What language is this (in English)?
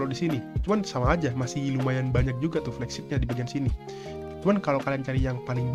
Indonesian